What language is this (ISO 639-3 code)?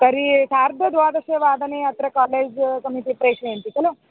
san